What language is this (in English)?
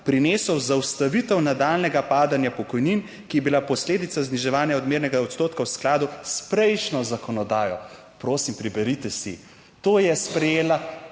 Slovenian